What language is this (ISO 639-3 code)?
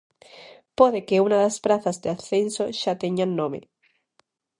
glg